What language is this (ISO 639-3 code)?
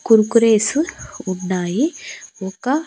tel